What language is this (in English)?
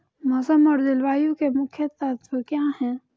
Hindi